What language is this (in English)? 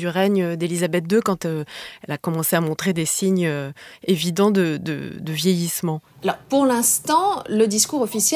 French